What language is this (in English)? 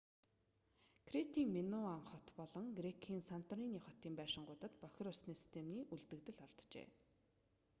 Mongolian